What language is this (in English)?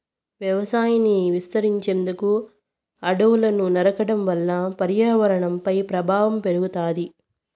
Telugu